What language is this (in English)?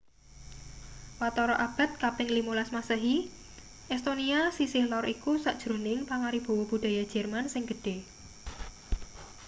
Javanese